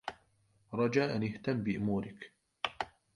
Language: Arabic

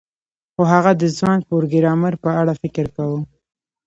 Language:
Pashto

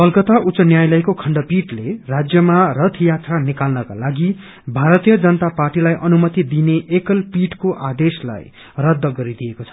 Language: Nepali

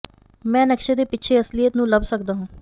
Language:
Punjabi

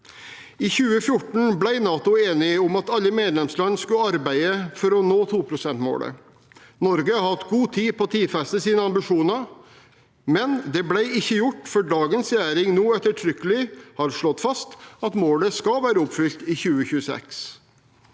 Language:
Norwegian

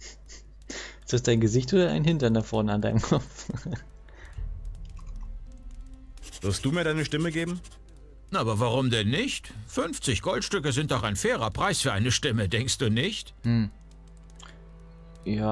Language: German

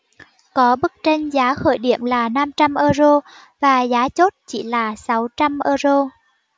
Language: Vietnamese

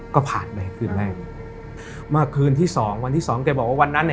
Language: Thai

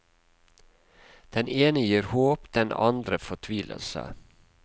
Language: Norwegian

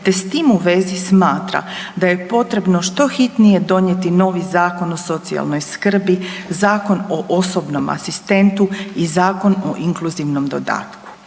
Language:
Croatian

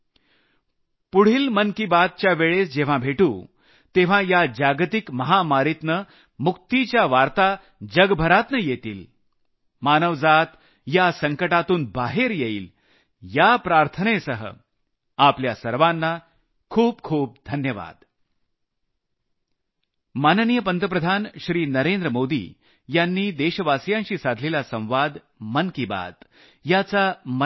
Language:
Marathi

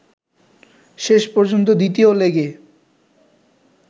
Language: Bangla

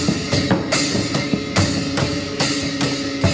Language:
Thai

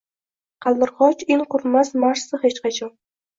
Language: Uzbek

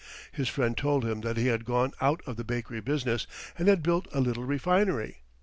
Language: English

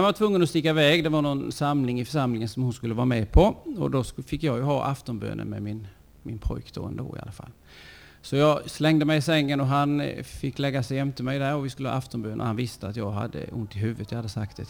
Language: Swedish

